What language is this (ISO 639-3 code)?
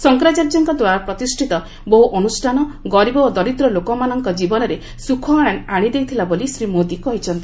ori